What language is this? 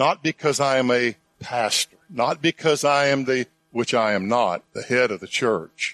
English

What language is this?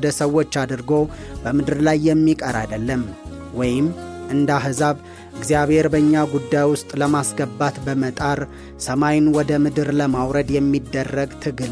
Amharic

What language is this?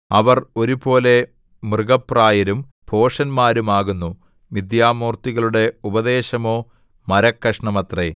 Malayalam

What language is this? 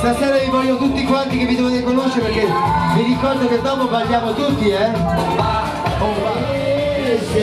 Italian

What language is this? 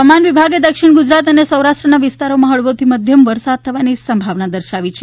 Gujarati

